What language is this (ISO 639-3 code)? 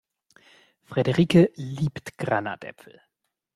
deu